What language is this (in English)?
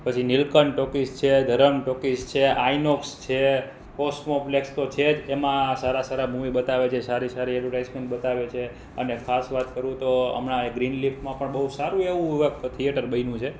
Gujarati